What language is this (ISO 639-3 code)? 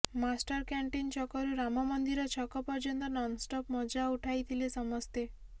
ori